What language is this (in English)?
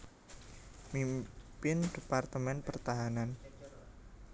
Javanese